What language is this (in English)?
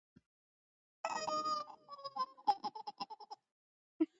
Georgian